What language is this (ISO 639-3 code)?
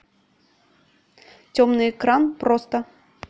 rus